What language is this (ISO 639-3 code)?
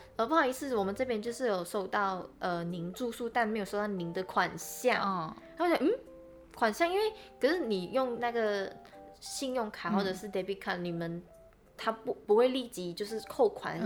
zho